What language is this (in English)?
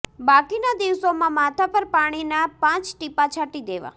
Gujarati